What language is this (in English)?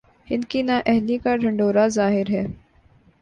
Urdu